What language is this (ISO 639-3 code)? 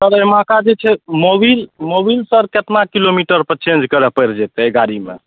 mai